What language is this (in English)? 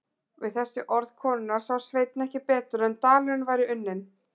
Icelandic